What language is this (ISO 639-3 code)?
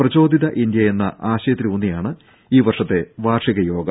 mal